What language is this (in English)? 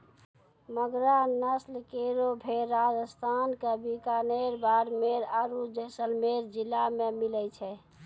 Maithili